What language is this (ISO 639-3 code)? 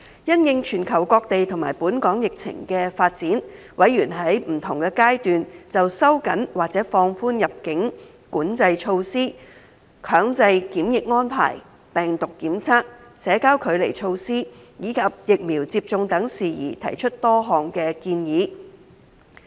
yue